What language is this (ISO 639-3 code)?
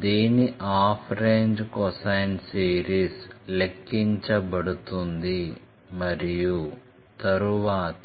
tel